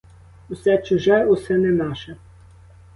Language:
Ukrainian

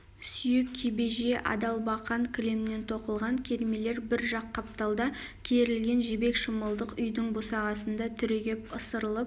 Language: Kazakh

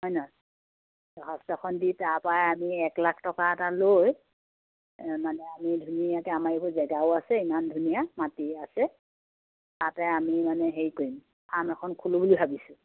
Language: Assamese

